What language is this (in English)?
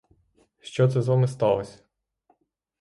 Ukrainian